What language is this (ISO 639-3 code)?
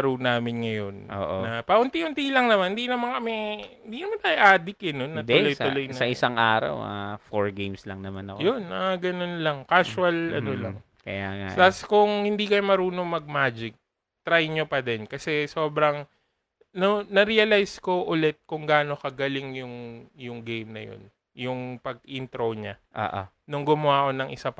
fil